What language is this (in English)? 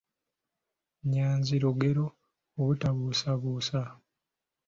Ganda